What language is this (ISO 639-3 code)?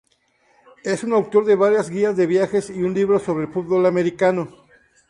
spa